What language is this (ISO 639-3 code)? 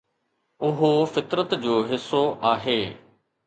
snd